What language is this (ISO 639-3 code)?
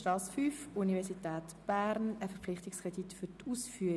gsw